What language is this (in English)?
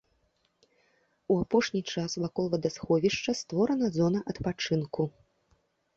Belarusian